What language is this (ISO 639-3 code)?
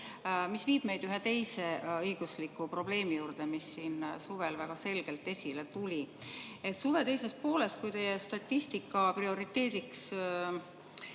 est